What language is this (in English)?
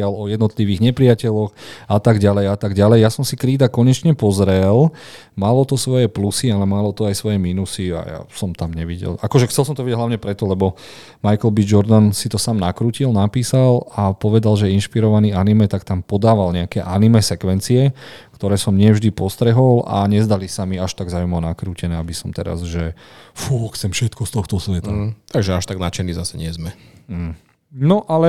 Slovak